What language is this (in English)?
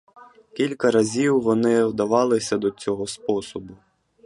Ukrainian